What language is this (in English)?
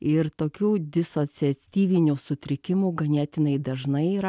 Lithuanian